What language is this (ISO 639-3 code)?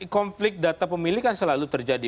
ind